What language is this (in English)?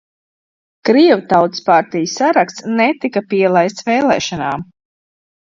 Latvian